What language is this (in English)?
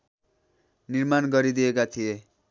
Nepali